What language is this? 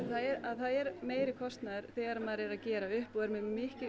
Icelandic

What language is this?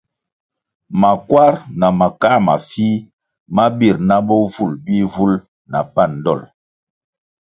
Kwasio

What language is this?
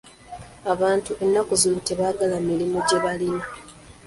Ganda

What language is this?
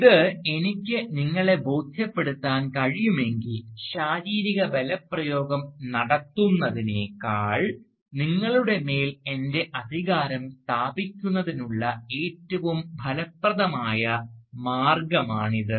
Malayalam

